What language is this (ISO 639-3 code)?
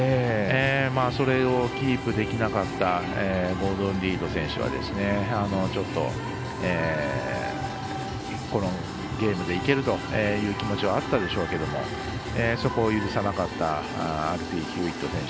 jpn